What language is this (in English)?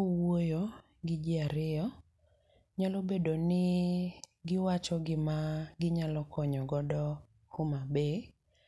Luo (Kenya and Tanzania)